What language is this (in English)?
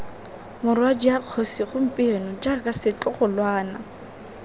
Tswana